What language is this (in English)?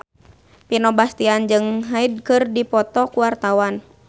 Sundanese